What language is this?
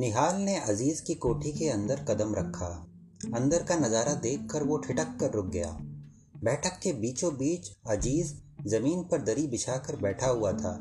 Hindi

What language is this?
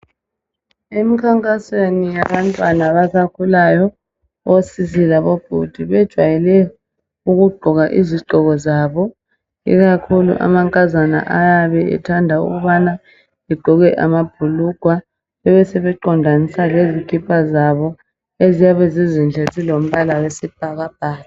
North Ndebele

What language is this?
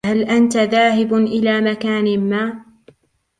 Arabic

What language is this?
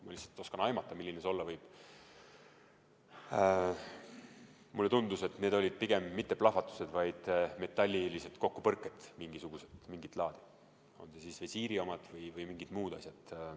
Estonian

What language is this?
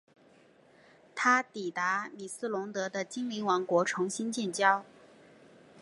Chinese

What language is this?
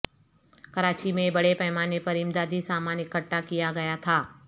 Urdu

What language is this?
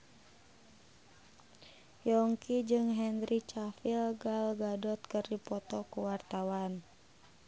Sundanese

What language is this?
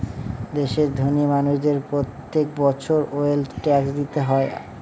Bangla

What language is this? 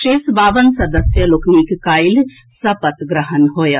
Maithili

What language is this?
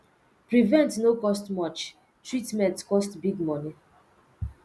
Nigerian Pidgin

